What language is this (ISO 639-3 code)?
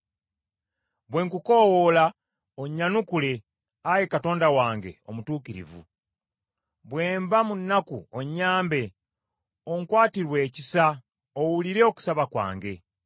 lug